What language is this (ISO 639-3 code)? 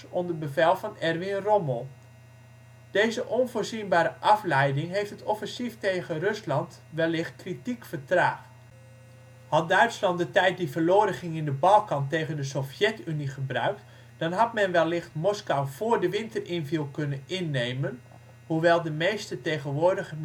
nld